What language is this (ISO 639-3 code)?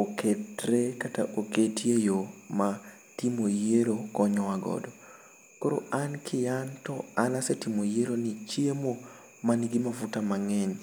luo